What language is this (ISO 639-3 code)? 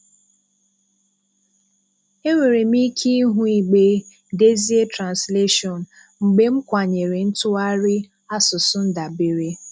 ibo